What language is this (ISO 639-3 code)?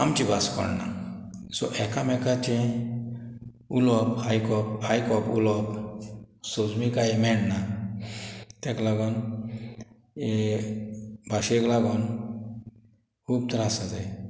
kok